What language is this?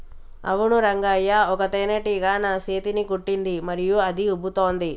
Telugu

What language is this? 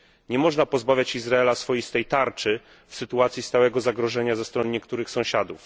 Polish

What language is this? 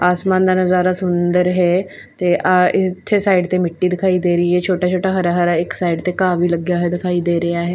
Punjabi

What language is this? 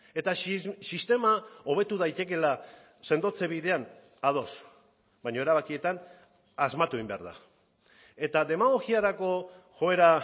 Basque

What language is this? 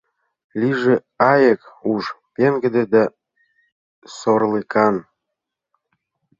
Mari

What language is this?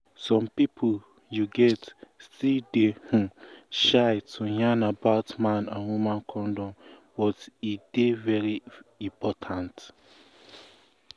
Nigerian Pidgin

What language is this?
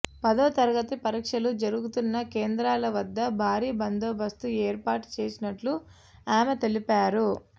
Telugu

